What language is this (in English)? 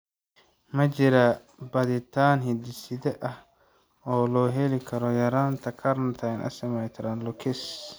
Somali